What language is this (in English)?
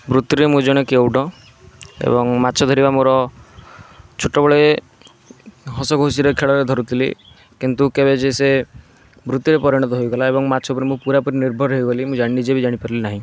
Odia